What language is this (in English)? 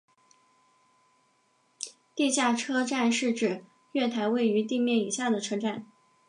Chinese